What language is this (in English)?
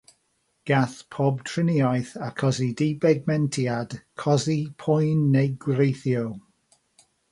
Welsh